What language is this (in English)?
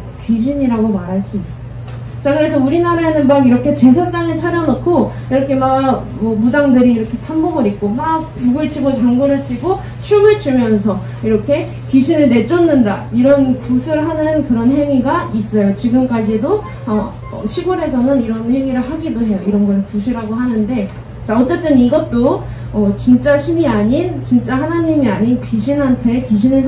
Korean